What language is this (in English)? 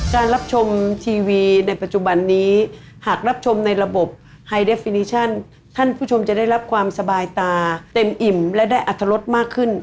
Thai